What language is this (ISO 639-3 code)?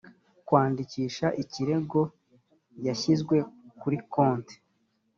kin